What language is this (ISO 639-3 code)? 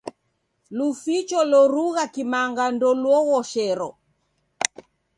dav